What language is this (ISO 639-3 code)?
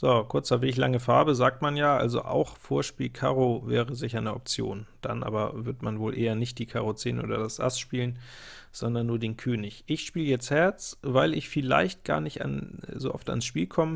deu